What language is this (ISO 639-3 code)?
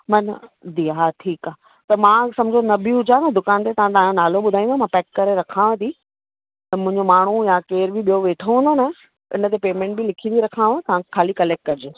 snd